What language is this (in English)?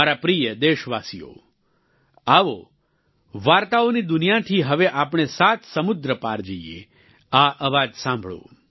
Gujarati